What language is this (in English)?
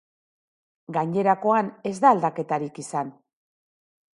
Basque